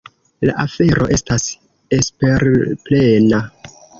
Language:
Esperanto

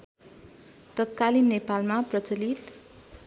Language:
Nepali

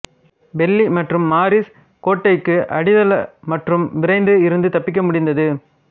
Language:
Tamil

